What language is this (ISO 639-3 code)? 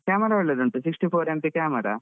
kan